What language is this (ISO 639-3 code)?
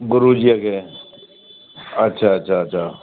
snd